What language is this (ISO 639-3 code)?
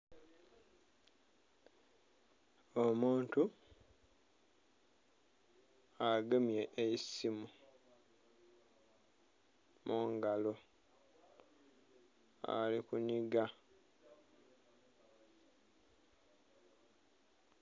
xog